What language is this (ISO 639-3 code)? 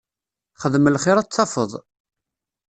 kab